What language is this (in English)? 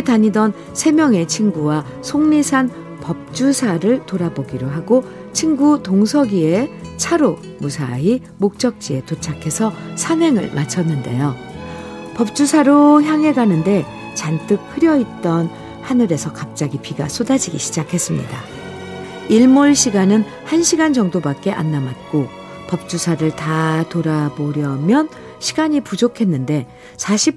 Korean